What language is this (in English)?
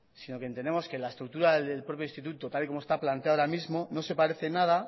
Spanish